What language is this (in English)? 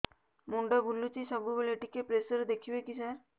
Odia